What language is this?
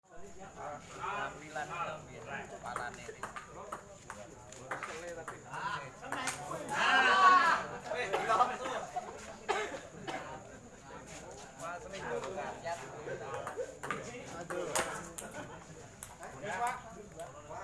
Indonesian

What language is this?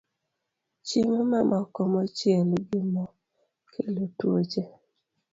Luo (Kenya and Tanzania)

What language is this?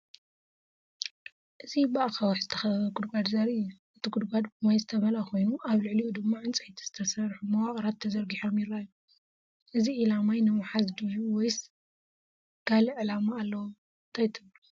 Tigrinya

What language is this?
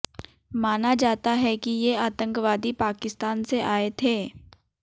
Hindi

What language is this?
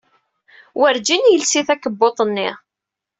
Kabyle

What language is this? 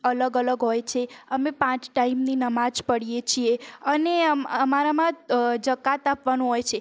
Gujarati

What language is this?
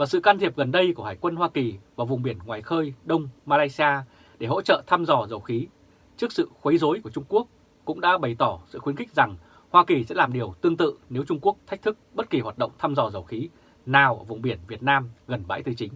Vietnamese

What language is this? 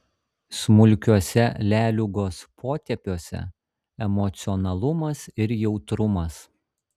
Lithuanian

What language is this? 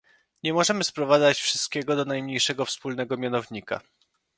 Polish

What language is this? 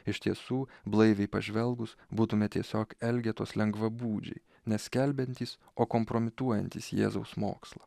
Lithuanian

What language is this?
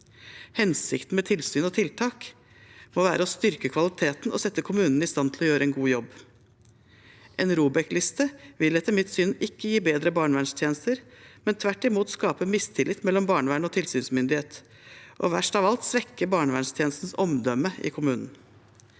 Norwegian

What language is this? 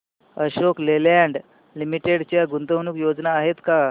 Marathi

